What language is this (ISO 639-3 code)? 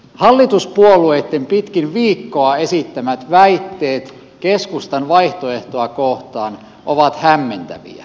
fin